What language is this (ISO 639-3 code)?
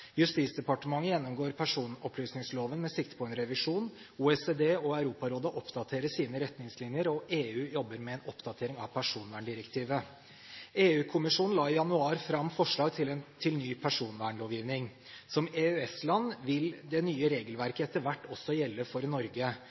nob